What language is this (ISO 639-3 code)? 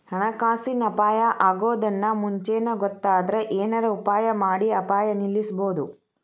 kan